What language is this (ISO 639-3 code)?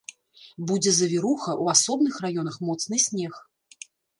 bel